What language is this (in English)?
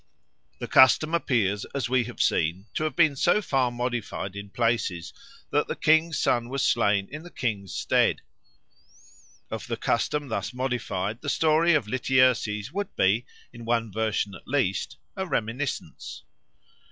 English